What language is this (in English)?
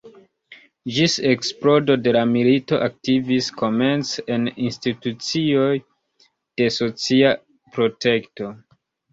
Esperanto